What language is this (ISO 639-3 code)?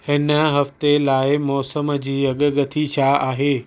snd